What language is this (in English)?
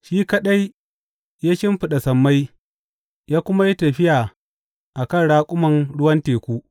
Hausa